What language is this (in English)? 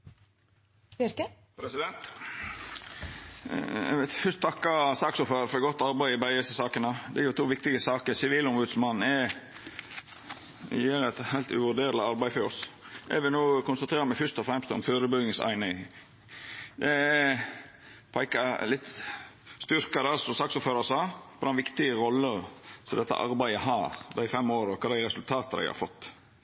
Norwegian Nynorsk